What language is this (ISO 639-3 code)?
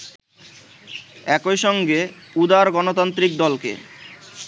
ben